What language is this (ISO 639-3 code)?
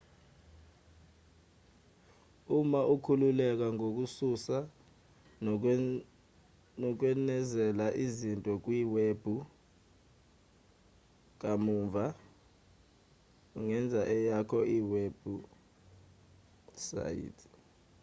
zul